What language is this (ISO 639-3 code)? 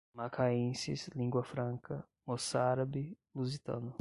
por